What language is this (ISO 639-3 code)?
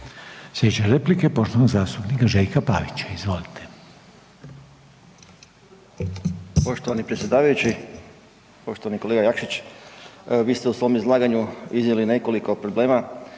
hrv